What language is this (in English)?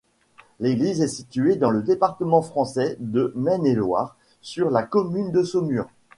French